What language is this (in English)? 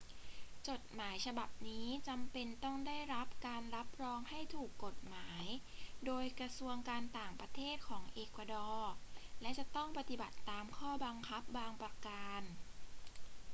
Thai